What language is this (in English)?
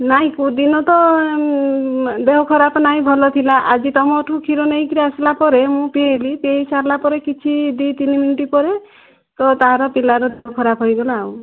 Odia